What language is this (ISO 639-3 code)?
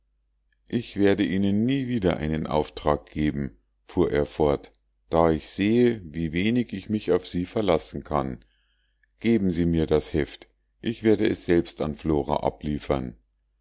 deu